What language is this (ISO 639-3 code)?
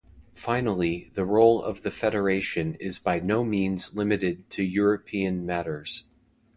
eng